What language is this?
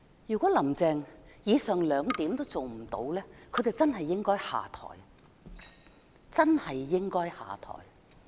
Cantonese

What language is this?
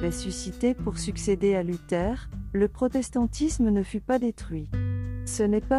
French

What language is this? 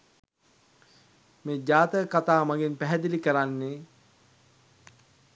Sinhala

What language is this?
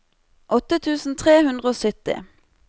Norwegian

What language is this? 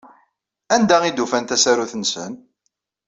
Kabyle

